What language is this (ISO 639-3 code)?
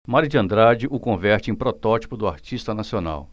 por